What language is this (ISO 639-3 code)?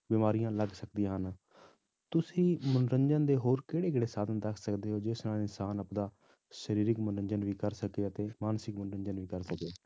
pan